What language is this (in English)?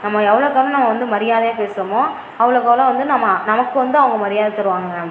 Tamil